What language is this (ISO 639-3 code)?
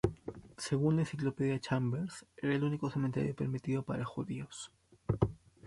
spa